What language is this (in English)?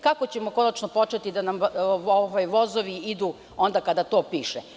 Serbian